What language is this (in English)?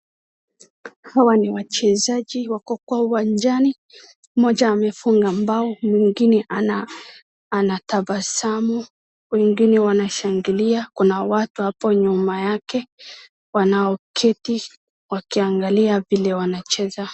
Swahili